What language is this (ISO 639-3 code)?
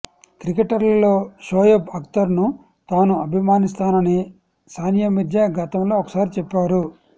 tel